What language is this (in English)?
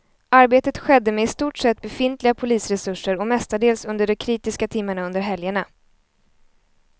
Swedish